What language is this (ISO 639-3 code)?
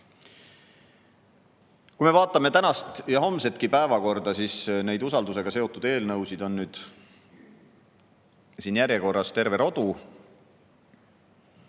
est